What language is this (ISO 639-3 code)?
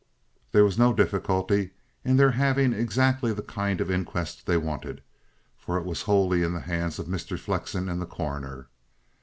eng